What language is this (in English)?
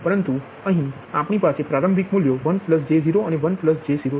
Gujarati